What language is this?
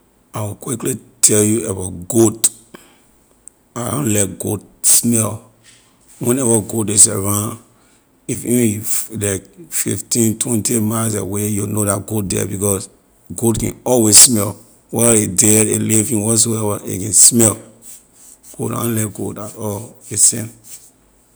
Liberian English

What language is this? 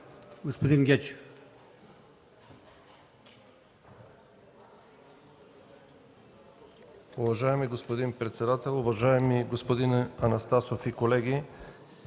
Bulgarian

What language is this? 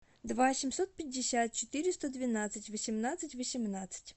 Russian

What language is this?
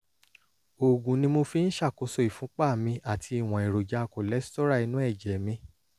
Yoruba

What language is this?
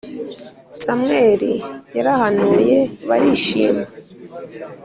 Kinyarwanda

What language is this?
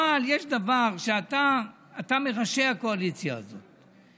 Hebrew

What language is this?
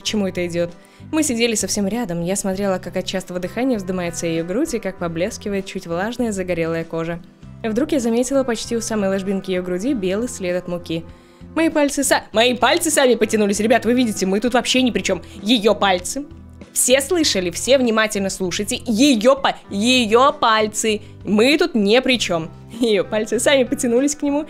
Russian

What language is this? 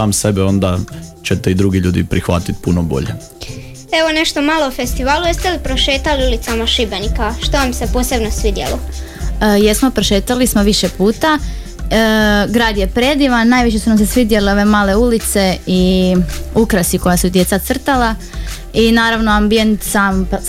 Croatian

